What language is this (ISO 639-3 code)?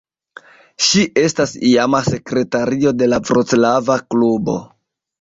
epo